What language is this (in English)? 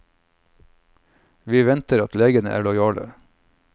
Norwegian